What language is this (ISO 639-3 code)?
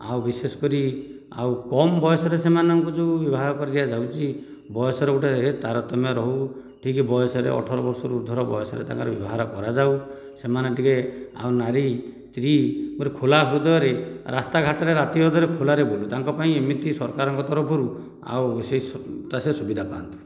ori